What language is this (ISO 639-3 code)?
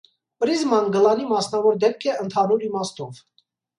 hye